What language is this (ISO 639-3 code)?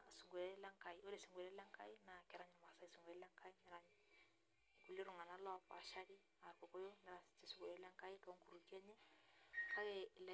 mas